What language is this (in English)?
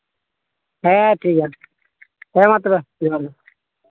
Santali